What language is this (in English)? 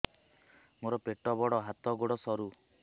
Odia